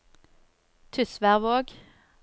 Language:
Norwegian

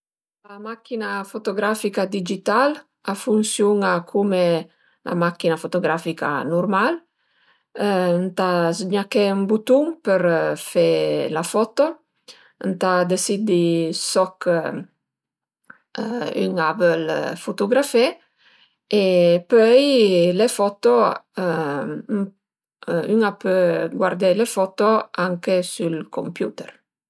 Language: Piedmontese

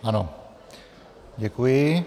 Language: Czech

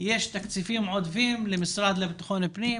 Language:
Hebrew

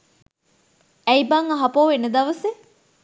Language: Sinhala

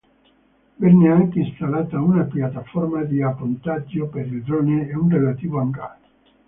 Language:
Italian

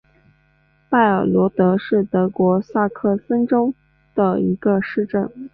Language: Chinese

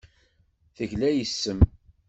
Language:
Kabyle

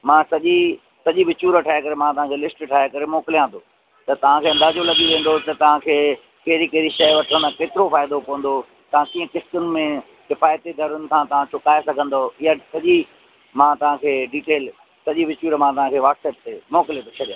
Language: Sindhi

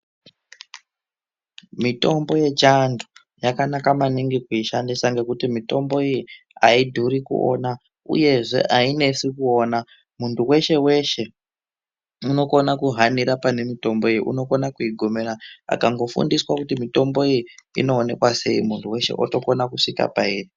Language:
Ndau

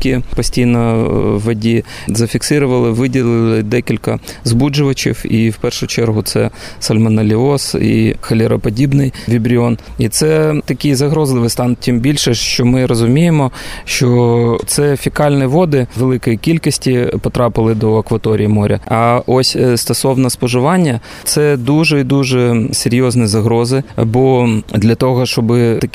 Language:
Ukrainian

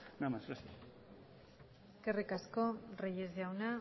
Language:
Basque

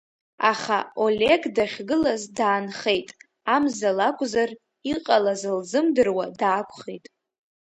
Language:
Abkhazian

